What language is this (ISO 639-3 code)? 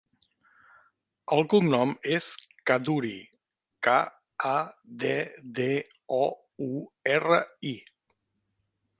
cat